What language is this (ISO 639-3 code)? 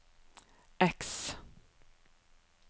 nor